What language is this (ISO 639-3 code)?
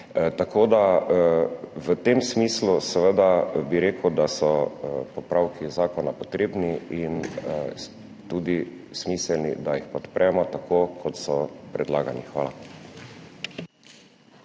slv